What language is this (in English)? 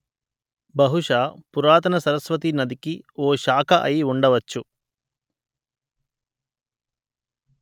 Telugu